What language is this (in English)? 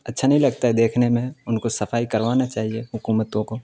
Urdu